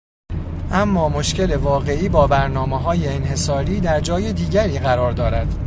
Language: Persian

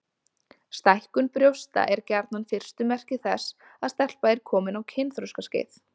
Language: Icelandic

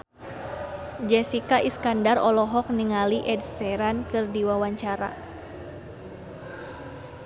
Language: Sundanese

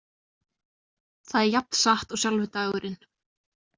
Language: Icelandic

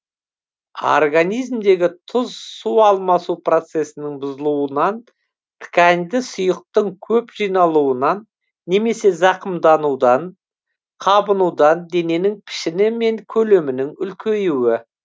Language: Kazakh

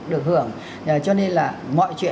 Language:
Vietnamese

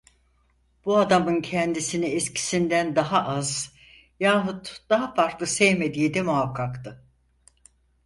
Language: Turkish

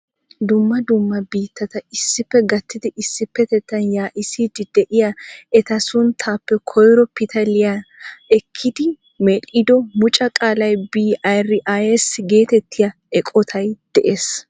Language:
Wolaytta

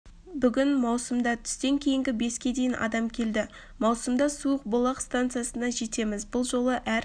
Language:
Kazakh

